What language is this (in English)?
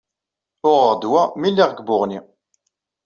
Kabyle